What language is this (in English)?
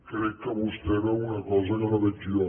Catalan